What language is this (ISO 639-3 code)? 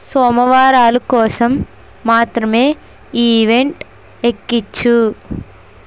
tel